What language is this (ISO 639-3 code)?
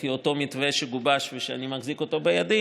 heb